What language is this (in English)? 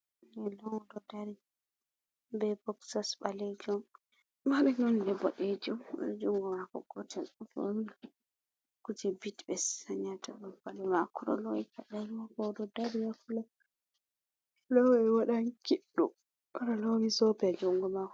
Fula